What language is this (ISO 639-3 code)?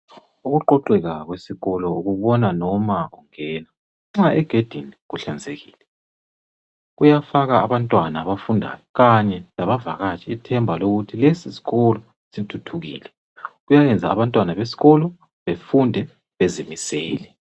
nde